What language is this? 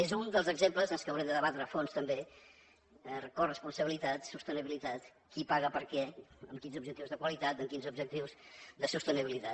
Catalan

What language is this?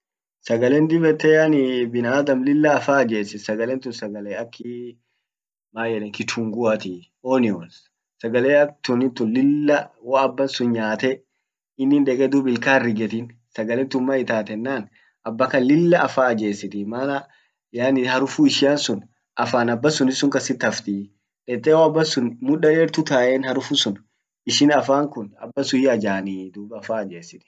Orma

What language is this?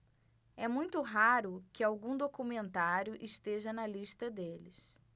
Portuguese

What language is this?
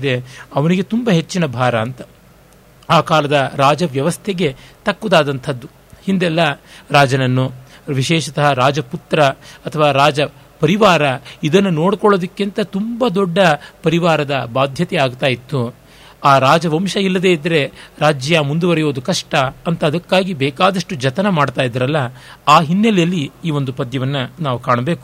Kannada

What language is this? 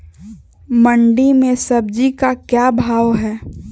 Magahi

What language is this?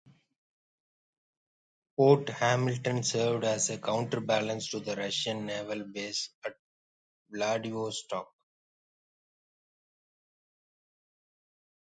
English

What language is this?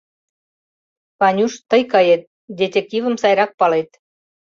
Mari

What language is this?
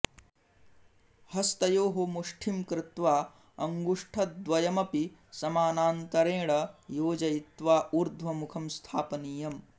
Sanskrit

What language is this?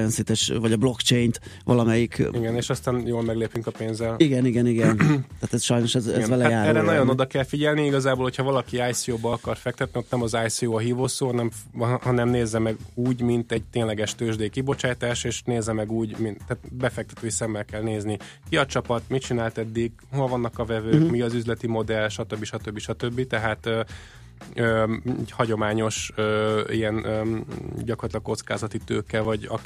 Hungarian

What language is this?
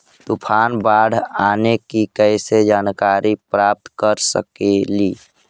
Magahi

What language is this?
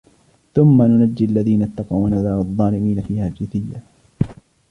Arabic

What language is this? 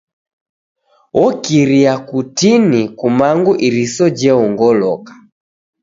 Taita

